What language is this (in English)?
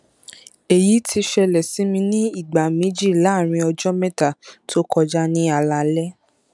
Yoruba